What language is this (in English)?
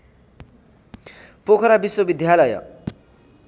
Nepali